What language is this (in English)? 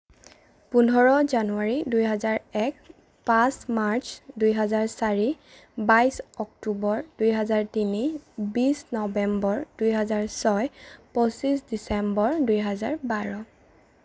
Assamese